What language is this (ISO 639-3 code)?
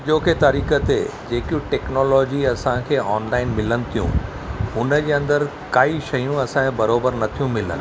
snd